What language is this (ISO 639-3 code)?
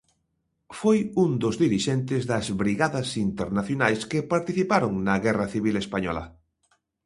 glg